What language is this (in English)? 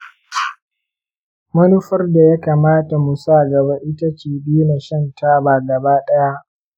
Hausa